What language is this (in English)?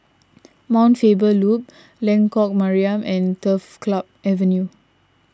English